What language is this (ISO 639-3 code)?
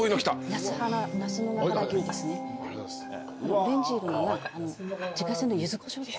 jpn